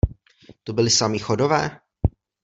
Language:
Czech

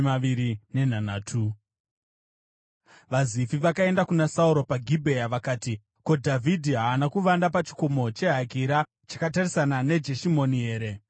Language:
Shona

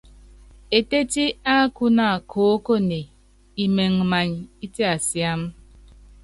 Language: Yangben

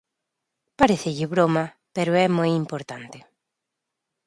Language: Galician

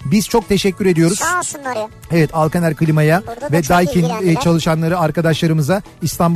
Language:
Turkish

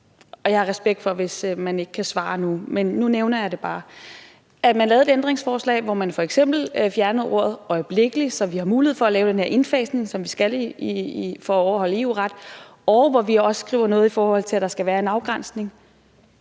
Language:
Danish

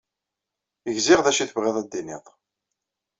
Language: Kabyle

